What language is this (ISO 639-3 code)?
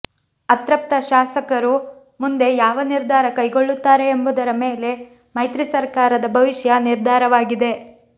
kan